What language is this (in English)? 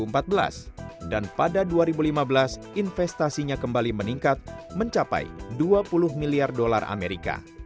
Indonesian